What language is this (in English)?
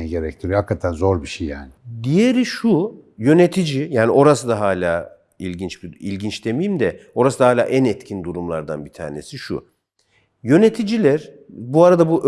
Turkish